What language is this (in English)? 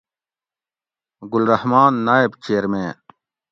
Gawri